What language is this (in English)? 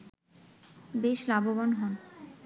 Bangla